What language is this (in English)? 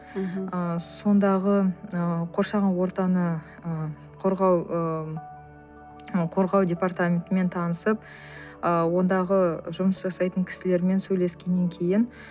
Kazakh